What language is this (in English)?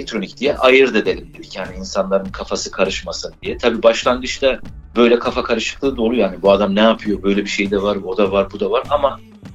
Turkish